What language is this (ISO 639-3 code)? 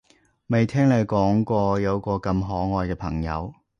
yue